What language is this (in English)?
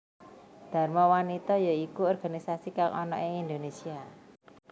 Javanese